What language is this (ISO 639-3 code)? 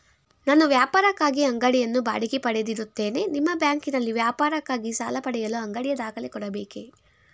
kan